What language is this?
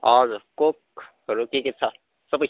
Nepali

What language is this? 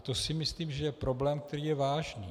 Czech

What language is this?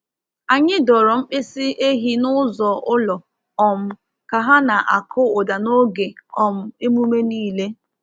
Igbo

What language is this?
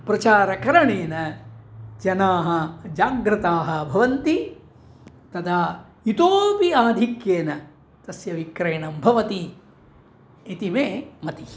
Sanskrit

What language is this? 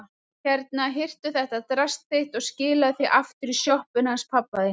Icelandic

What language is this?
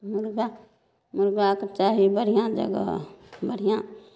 Maithili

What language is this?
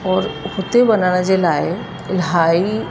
Sindhi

